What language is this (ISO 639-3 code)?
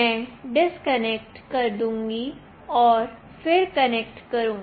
hin